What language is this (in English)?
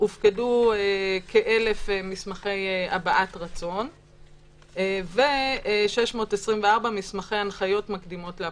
Hebrew